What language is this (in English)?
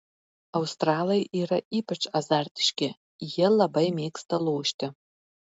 Lithuanian